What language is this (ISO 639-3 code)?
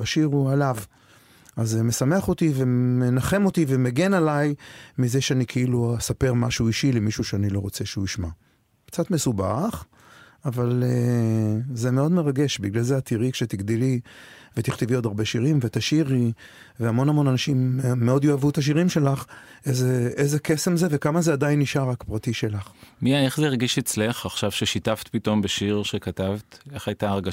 heb